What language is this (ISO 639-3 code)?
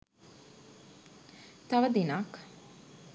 sin